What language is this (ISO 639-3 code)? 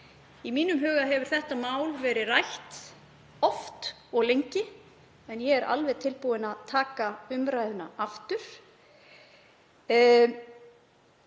isl